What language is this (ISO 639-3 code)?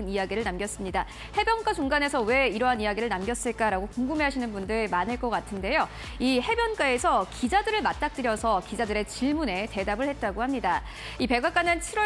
kor